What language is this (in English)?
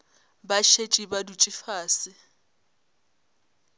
Northern Sotho